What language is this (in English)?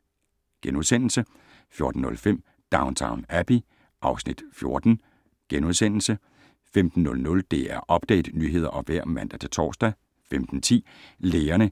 Danish